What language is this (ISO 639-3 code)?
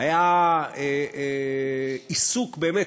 heb